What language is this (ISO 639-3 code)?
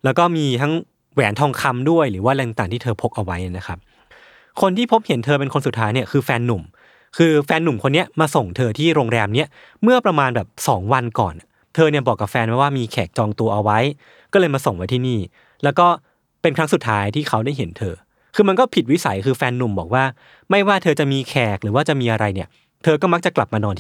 tha